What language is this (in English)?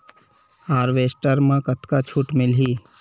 Chhattisgarhi